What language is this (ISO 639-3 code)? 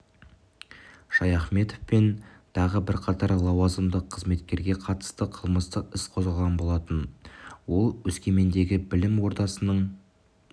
kaz